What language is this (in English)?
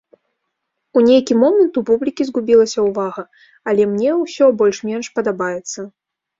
Belarusian